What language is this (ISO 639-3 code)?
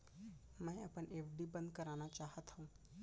hne